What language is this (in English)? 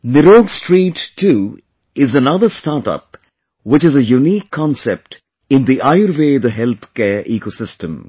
English